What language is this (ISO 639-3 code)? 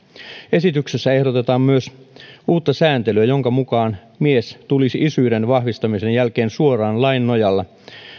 fin